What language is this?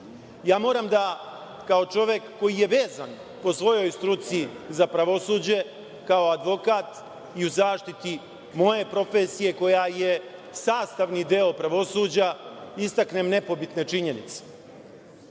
Serbian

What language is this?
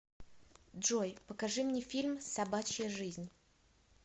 Russian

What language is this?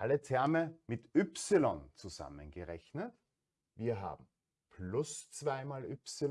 German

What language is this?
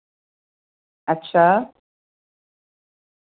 Dogri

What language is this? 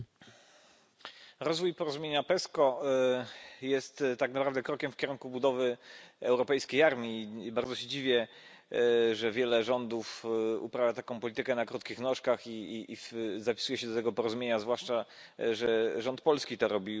Polish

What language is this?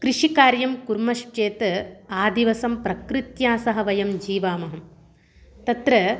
Sanskrit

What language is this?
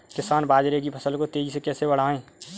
Hindi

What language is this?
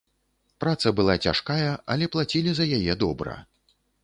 Belarusian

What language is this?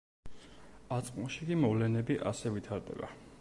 Georgian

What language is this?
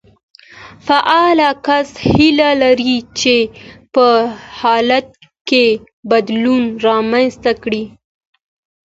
Pashto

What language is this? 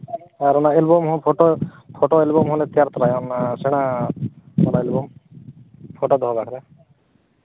Santali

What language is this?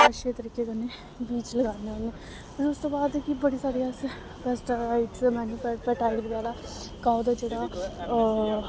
Dogri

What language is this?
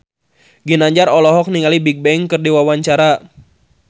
Sundanese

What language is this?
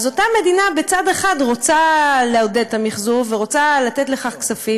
Hebrew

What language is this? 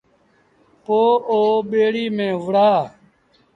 Sindhi Bhil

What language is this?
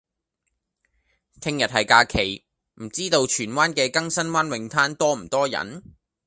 Cantonese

